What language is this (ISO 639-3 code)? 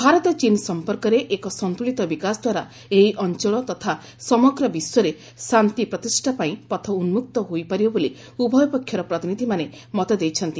ori